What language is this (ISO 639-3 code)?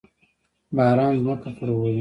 pus